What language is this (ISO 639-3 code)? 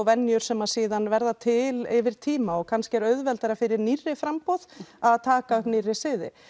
isl